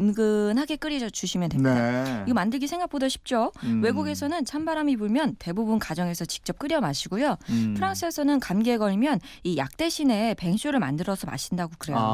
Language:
Korean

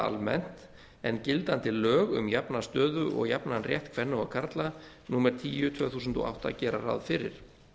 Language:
Icelandic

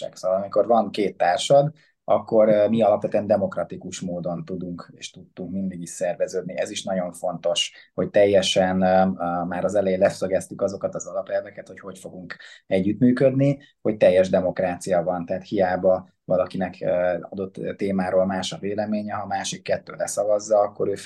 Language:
Hungarian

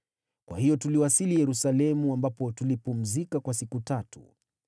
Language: Swahili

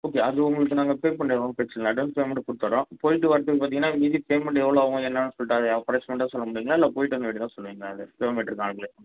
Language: Tamil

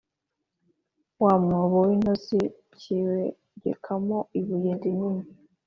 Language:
Kinyarwanda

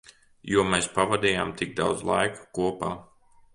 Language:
Latvian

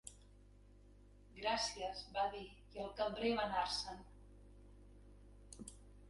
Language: Catalan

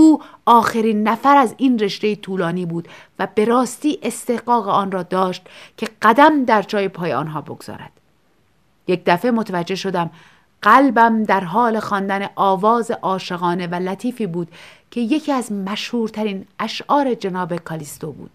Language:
Persian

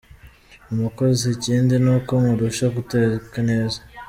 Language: Kinyarwanda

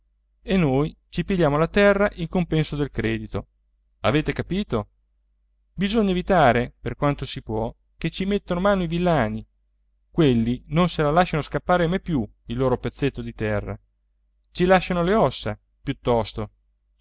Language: Italian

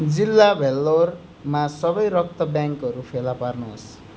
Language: Nepali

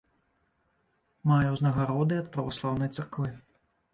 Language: Belarusian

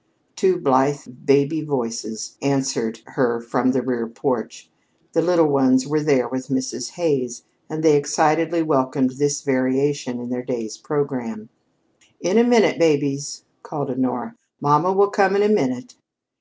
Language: English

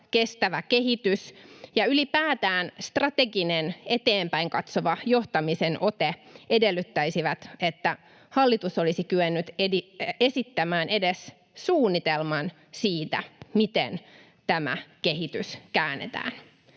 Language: Finnish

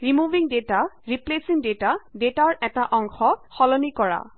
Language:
Assamese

